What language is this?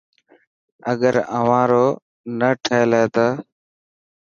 Dhatki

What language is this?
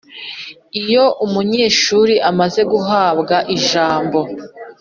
Kinyarwanda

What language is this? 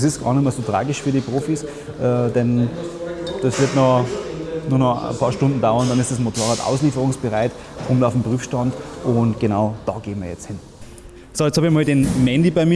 German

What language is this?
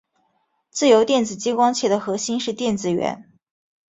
Chinese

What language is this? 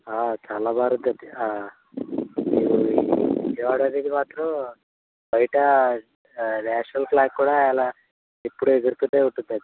Telugu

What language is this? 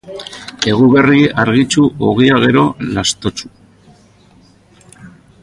Basque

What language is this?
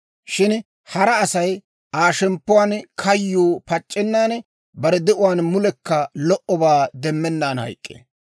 Dawro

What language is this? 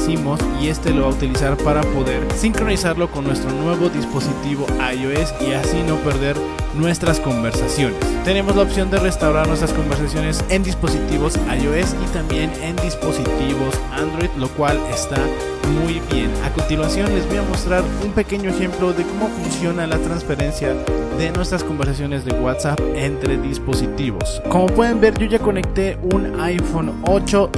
Spanish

